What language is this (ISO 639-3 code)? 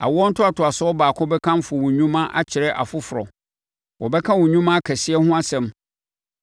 aka